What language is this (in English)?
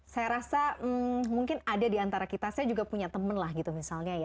Indonesian